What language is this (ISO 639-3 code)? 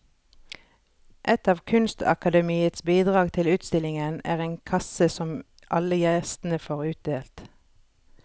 nor